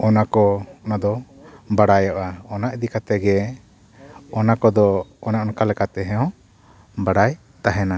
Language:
Santali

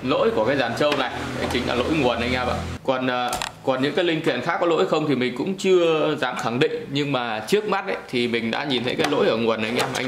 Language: Vietnamese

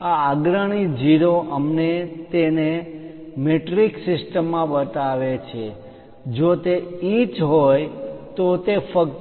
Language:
Gujarati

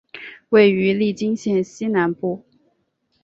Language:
Chinese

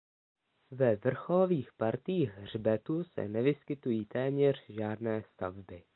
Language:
Czech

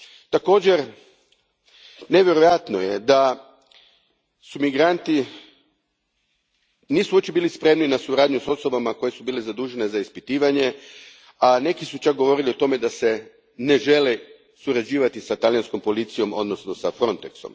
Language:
Croatian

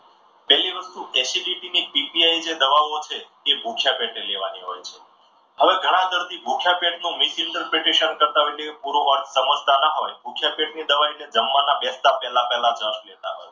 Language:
Gujarati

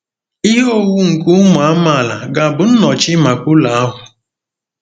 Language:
Igbo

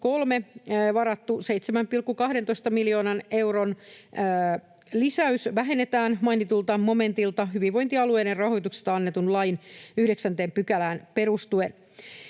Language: Finnish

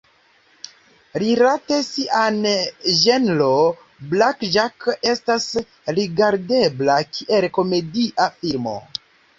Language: Esperanto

